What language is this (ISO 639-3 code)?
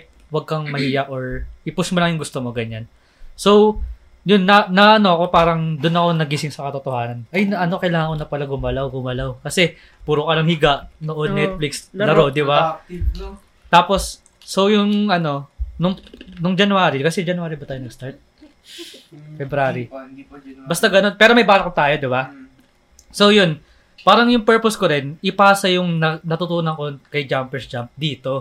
fil